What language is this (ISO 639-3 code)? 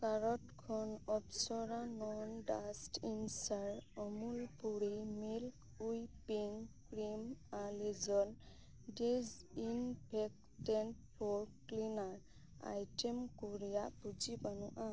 sat